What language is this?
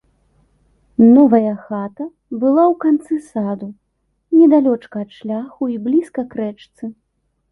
Belarusian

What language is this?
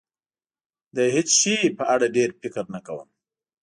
Pashto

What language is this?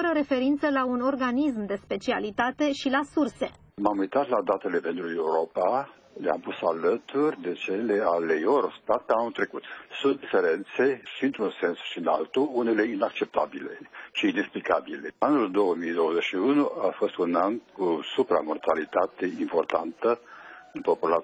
Romanian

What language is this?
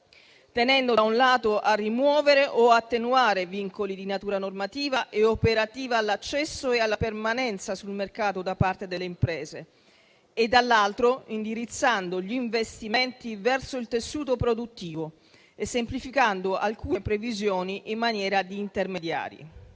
Italian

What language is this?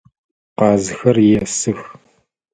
Adyghe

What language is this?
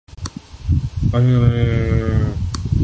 Urdu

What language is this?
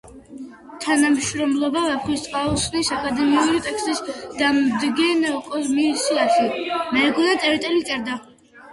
Georgian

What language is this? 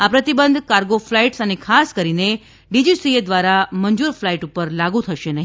Gujarati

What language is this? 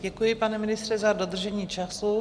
Czech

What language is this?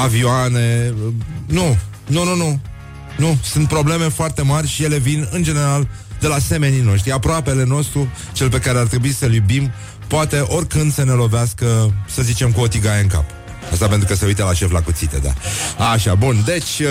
Romanian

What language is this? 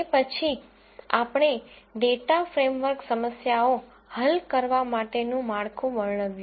Gujarati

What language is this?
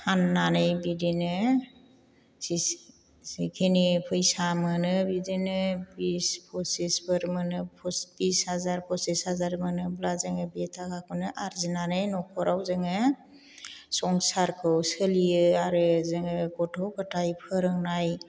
Bodo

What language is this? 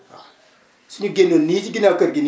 Wolof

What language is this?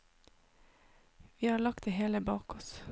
Norwegian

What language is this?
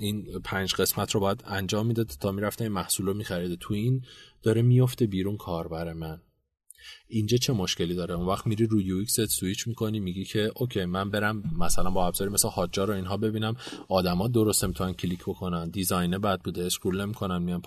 Persian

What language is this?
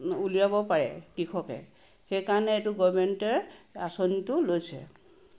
Assamese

